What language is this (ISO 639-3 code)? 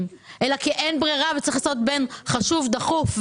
heb